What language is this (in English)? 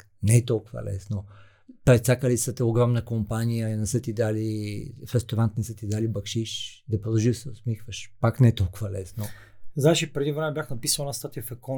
Bulgarian